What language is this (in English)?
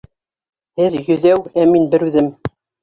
Bashkir